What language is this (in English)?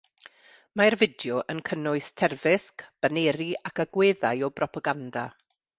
Welsh